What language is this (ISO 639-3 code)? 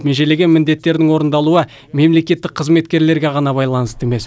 kaz